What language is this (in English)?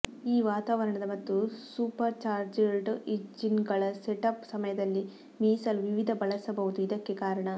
Kannada